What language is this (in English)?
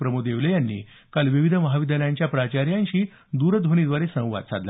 Marathi